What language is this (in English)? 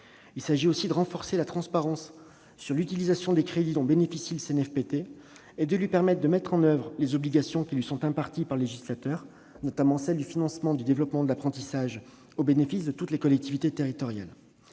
French